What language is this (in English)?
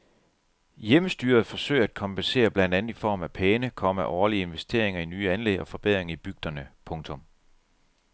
Danish